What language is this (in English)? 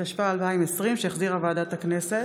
Hebrew